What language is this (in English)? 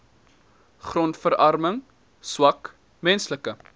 Afrikaans